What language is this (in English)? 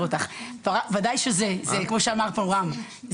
Hebrew